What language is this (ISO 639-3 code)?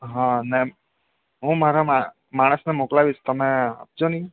guj